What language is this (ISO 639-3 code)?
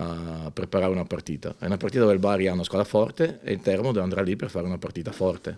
ita